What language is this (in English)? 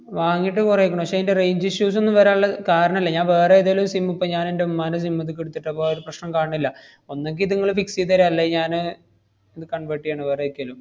Malayalam